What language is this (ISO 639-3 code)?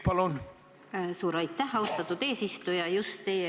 est